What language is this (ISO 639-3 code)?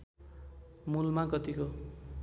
nep